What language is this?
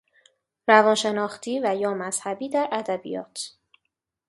Persian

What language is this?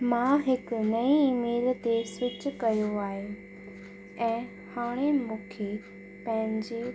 Sindhi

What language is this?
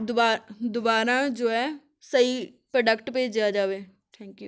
Punjabi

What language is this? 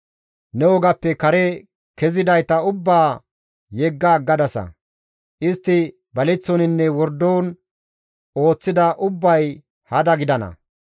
Gamo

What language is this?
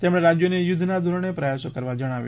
Gujarati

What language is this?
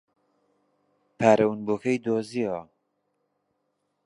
Central Kurdish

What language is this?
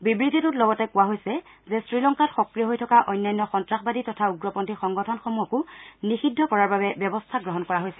Assamese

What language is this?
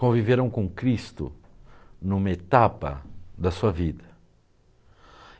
Portuguese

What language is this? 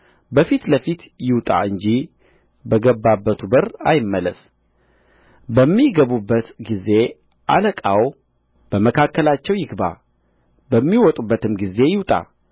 Amharic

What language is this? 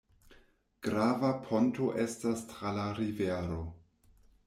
Esperanto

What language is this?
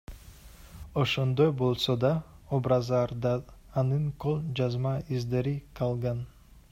Kyrgyz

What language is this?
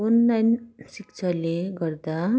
Nepali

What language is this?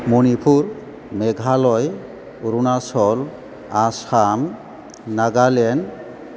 Bodo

